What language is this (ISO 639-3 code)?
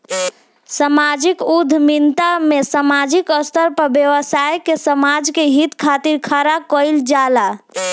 bho